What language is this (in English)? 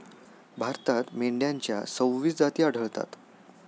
Marathi